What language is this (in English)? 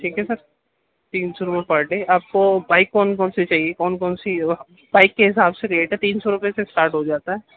Urdu